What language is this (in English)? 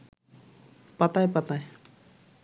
Bangla